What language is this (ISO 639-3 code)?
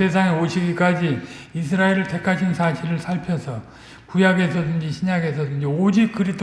kor